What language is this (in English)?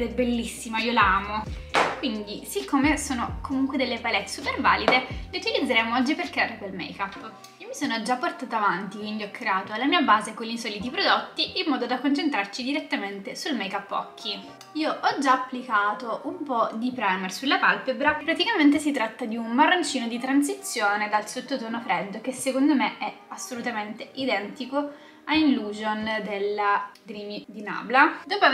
Italian